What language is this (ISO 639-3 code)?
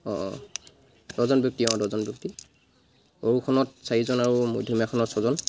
asm